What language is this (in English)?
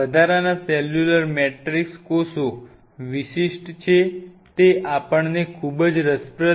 Gujarati